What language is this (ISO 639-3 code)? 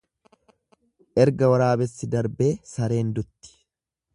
orm